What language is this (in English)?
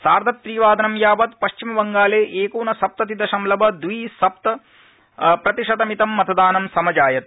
Sanskrit